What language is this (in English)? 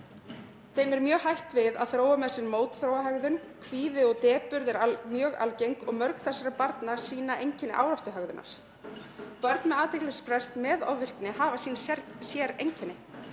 Icelandic